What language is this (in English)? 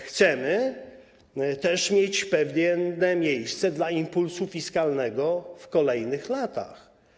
Polish